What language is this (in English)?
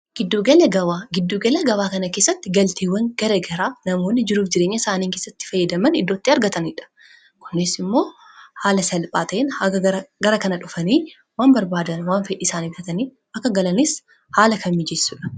Oromo